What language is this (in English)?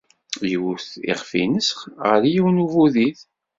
Kabyle